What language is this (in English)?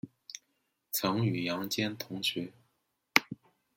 Chinese